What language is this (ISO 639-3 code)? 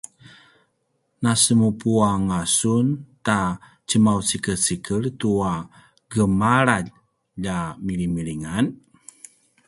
pwn